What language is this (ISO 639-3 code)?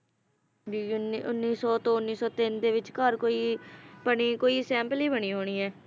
pan